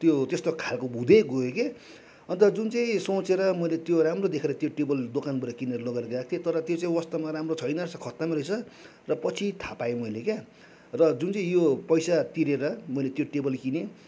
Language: Nepali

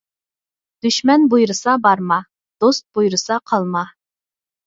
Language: Uyghur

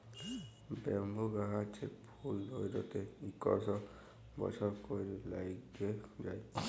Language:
Bangla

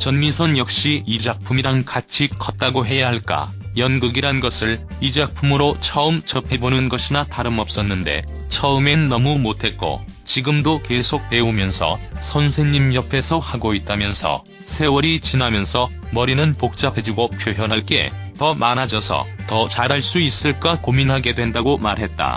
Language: Korean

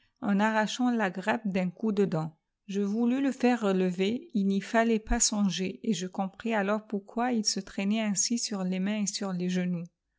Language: French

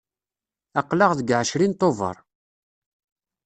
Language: Kabyle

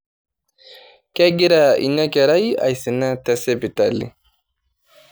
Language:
Masai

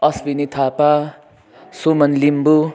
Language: Nepali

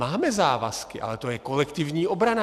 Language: Czech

